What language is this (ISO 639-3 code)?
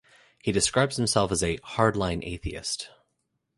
eng